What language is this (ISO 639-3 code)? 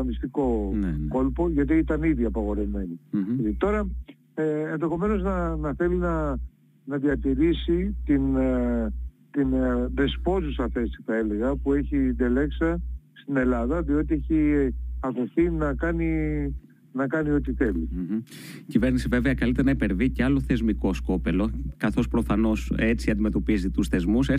ell